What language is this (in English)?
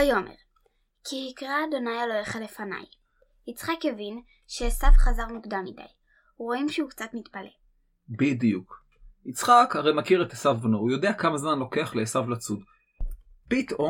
Hebrew